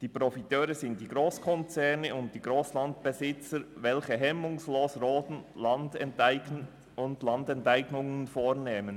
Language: Swiss German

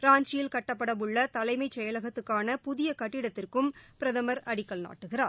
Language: Tamil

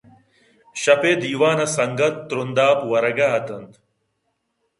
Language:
Eastern Balochi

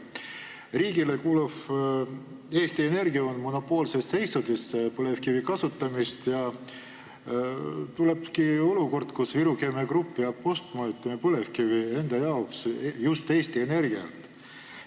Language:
Estonian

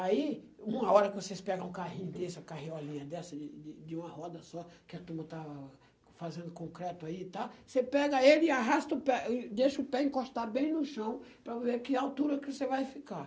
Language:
Portuguese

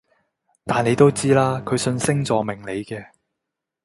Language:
Cantonese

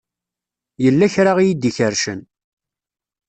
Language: Kabyle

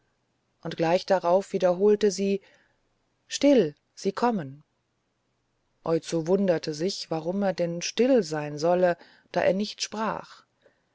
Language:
German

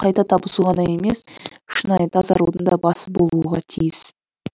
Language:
Kazakh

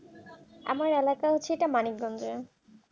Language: Bangla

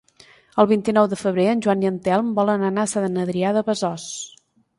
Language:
Catalan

